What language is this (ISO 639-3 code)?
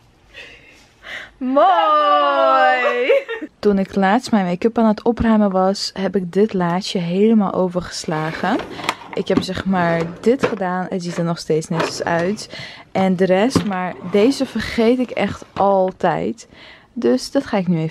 nld